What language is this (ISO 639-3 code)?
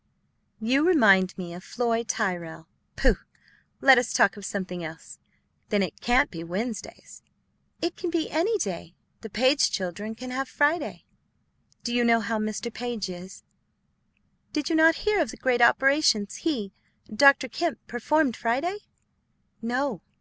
eng